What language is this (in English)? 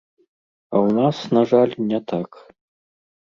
Belarusian